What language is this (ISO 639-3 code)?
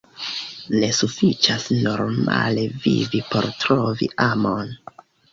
epo